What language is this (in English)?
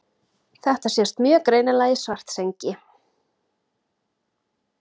Icelandic